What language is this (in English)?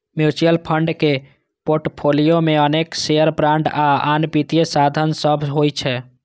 Maithili